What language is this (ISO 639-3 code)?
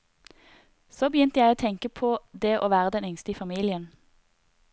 nor